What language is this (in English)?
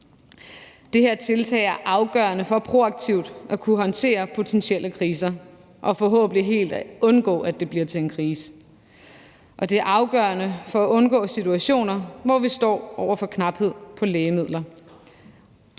Danish